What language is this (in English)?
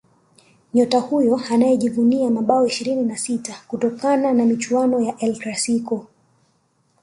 Swahili